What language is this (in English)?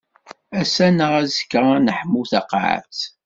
Kabyle